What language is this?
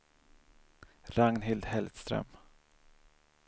Swedish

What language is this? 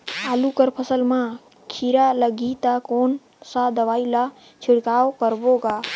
Chhattisgarhi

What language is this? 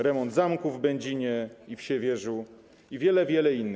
Polish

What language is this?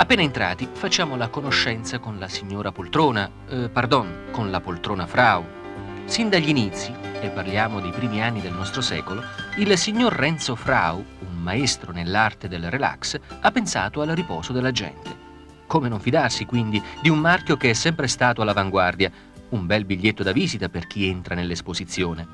Italian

